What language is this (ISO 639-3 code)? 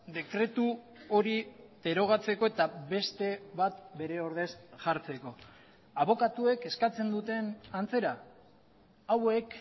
eus